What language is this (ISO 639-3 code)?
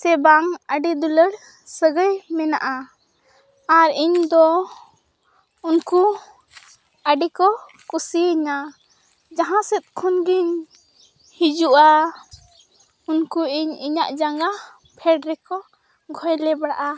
sat